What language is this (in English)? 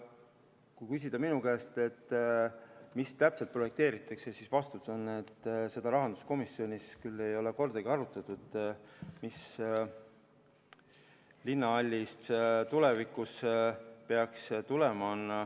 Estonian